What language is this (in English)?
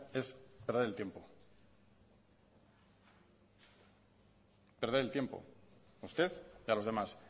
Spanish